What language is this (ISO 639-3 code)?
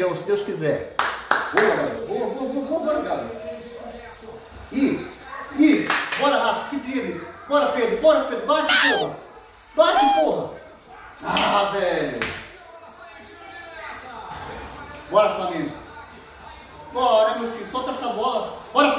por